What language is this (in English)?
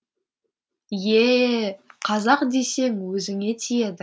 Kazakh